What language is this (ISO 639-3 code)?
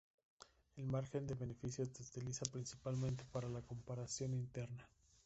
spa